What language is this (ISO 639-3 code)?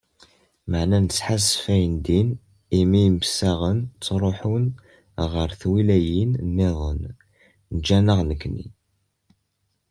kab